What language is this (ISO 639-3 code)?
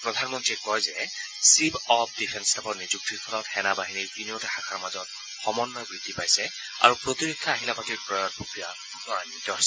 asm